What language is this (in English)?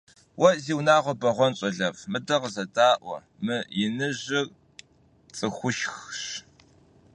Kabardian